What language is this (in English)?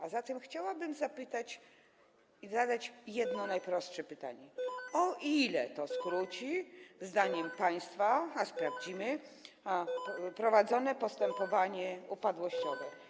Polish